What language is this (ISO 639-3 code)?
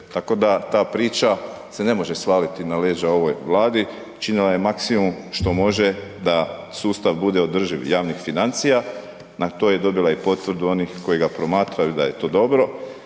hrv